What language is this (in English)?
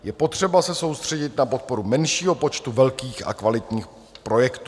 Czech